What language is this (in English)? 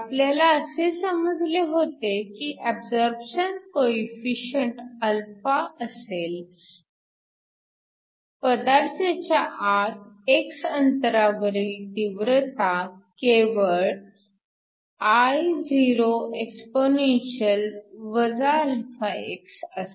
Marathi